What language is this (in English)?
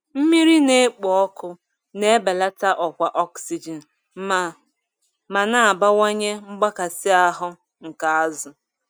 Igbo